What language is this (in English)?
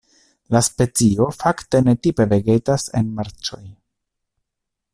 Esperanto